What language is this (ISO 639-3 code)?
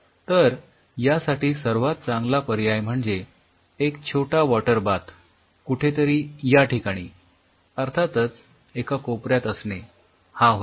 mar